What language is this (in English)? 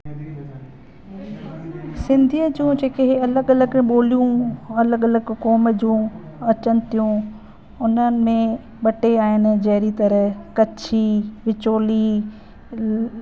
Sindhi